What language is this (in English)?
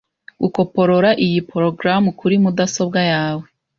Kinyarwanda